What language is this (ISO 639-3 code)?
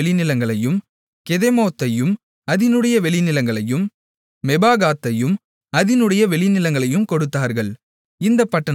tam